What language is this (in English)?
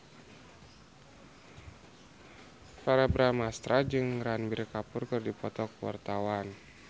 Sundanese